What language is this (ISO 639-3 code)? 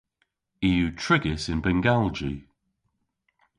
cor